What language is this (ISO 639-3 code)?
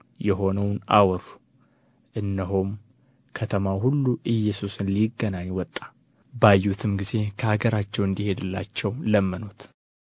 amh